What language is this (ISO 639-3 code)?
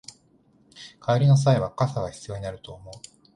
jpn